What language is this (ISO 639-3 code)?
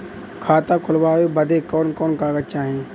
bho